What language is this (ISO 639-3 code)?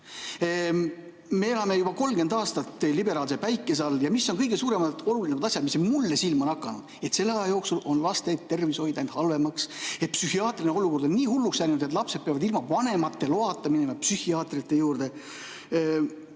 est